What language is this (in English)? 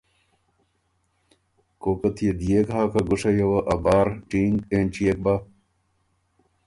Ormuri